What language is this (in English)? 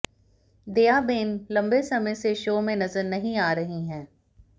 Hindi